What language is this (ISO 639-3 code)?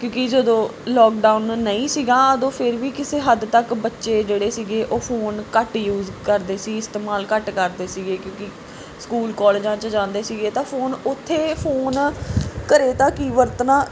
pan